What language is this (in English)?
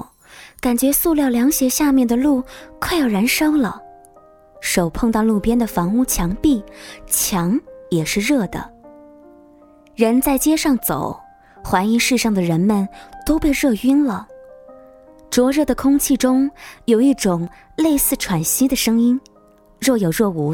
Chinese